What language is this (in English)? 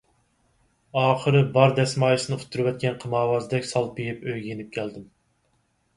Uyghur